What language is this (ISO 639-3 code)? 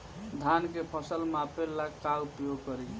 bho